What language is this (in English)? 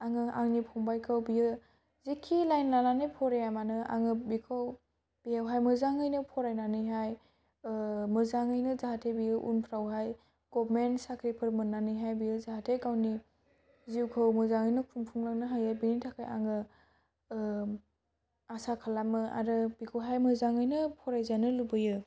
Bodo